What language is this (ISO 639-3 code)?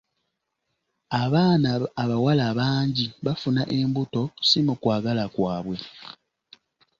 lug